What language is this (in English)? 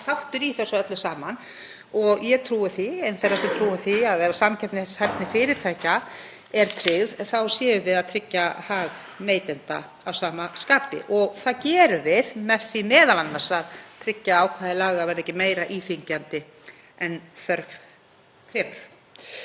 Icelandic